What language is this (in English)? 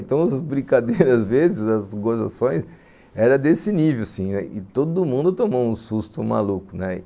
Portuguese